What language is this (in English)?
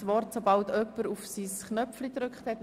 Swiss German